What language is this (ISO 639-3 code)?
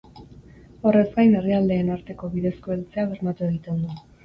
eus